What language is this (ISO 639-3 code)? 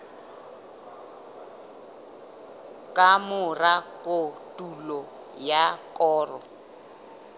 sot